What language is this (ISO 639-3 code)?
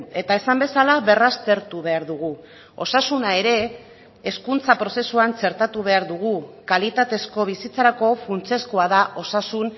eus